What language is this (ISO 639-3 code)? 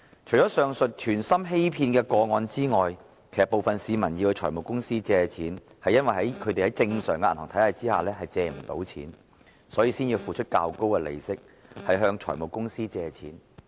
yue